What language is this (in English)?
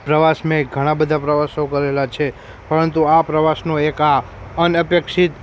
Gujarati